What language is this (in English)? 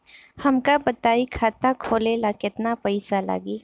Bhojpuri